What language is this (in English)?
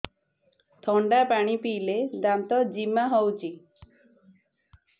Odia